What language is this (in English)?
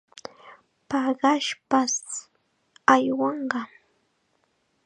Chiquián Ancash Quechua